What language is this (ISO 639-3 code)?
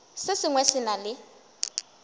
nso